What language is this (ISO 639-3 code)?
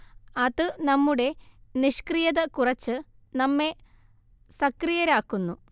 mal